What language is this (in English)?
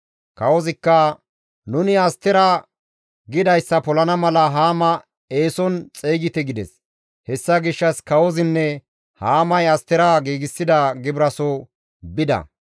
Gamo